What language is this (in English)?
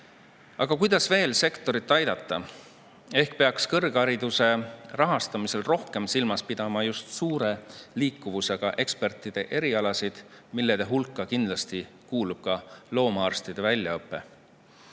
Estonian